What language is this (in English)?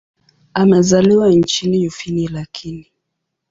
Swahili